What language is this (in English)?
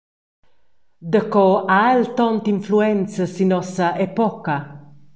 Romansh